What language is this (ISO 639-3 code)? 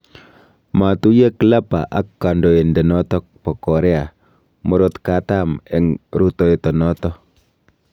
kln